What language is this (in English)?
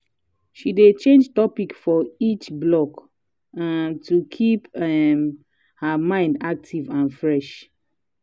Nigerian Pidgin